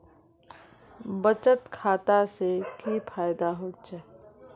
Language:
Magahi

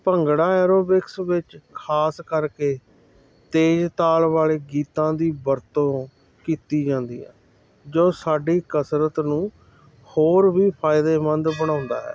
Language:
Punjabi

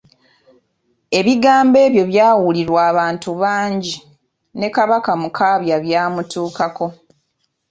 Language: Ganda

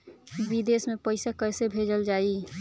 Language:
Bhojpuri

